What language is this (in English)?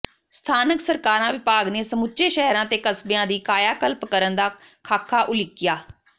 Punjabi